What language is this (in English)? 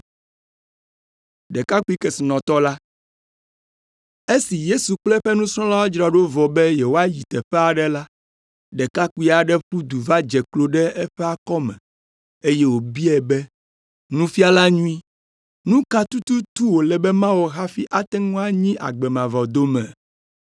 Ewe